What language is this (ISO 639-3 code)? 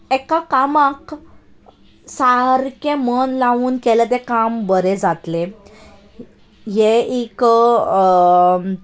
kok